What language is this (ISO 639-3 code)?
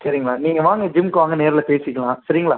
tam